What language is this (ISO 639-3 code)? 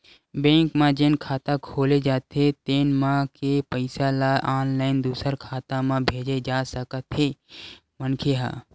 hne